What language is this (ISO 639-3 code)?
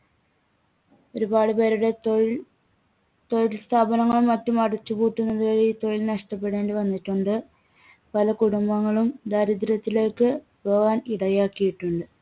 mal